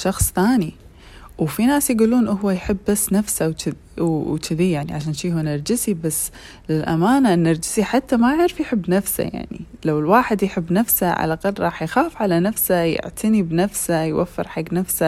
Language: Arabic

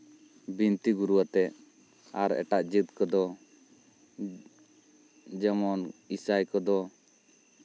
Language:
Santali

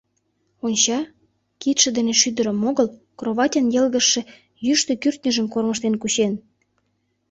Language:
Mari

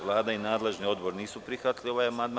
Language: Serbian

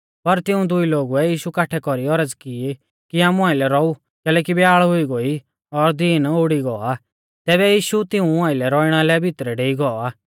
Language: Mahasu Pahari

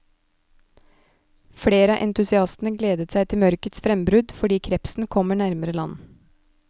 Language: Norwegian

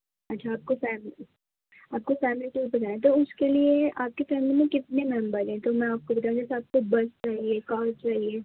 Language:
Urdu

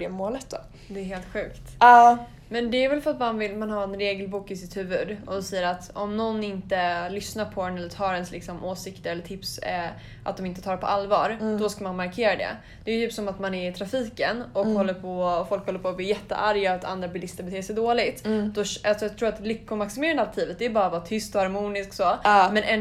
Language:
Swedish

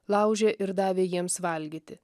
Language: Lithuanian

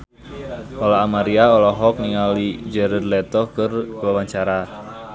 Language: Sundanese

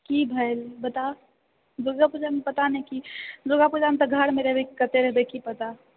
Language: Maithili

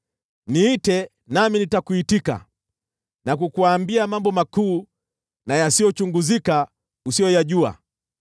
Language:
Swahili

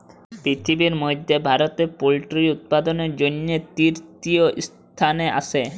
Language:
Bangla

